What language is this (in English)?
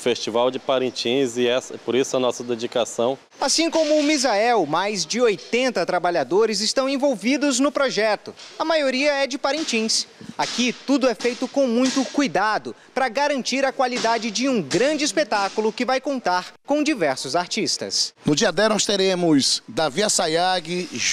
Portuguese